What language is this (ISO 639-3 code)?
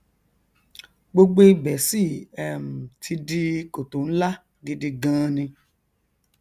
yor